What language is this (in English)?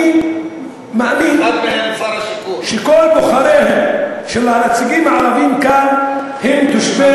Hebrew